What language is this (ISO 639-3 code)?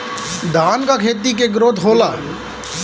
bho